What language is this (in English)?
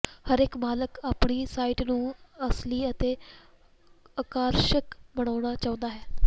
Punjabi